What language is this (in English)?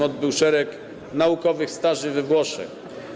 Polish